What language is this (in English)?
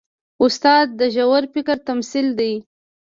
Pashto